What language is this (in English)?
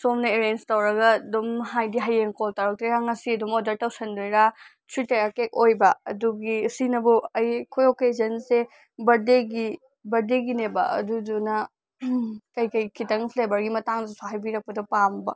Manipuri